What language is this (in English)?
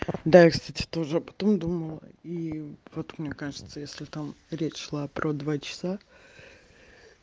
Russian